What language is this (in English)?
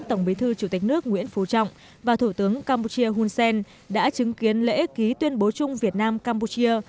Vietnamese